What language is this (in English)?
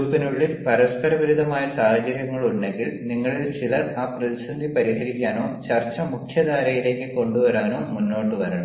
Malayalam